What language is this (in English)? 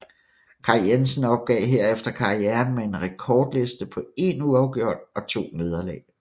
Danish